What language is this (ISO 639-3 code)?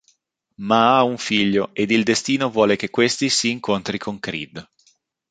ita